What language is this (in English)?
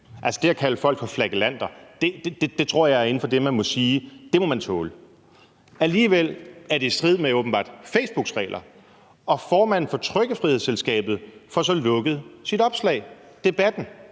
Danish